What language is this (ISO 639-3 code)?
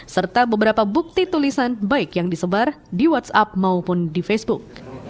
ind